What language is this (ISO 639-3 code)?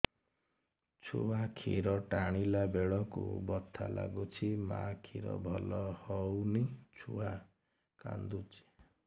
ori